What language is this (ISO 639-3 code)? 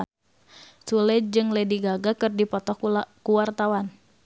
sun